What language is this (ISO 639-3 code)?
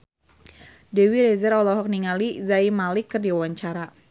sun